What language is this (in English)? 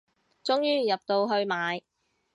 Cantonese